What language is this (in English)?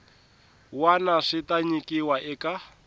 Tsonga